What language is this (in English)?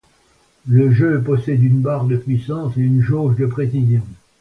French